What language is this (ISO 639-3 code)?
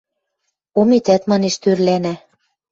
mrj